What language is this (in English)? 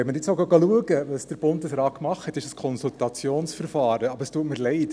Swiss German